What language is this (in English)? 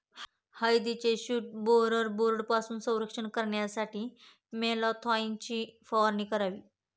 Marathi